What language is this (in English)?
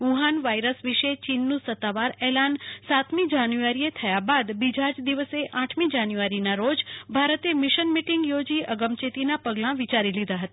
Gujarati